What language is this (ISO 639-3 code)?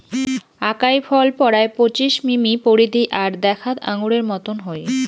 ben